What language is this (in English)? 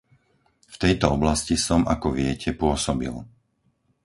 Slovak